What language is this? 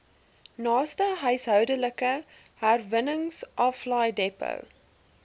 Afrikaans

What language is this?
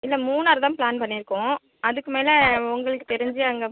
Tamil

